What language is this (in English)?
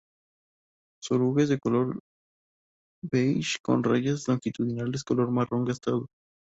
Spanish